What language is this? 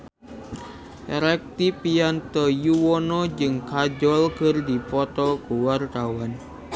Sundanese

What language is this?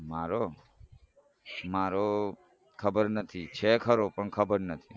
Gujarati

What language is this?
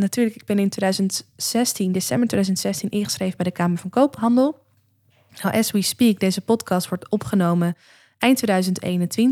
Dutch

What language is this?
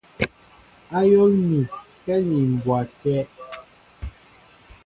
Mbo (Cameroon)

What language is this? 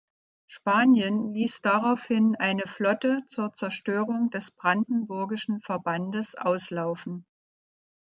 German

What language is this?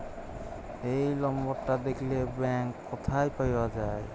Bangla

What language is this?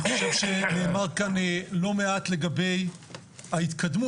Hebrew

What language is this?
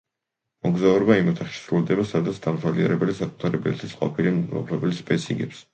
Georgian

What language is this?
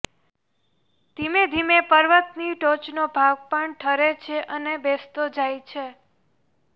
Gujarati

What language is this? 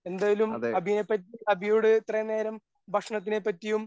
Malayalam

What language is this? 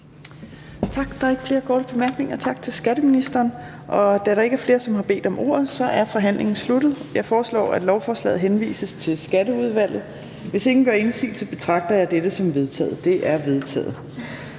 Danish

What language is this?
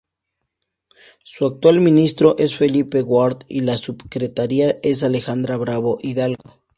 Spanish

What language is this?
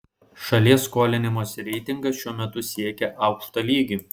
Lithuanian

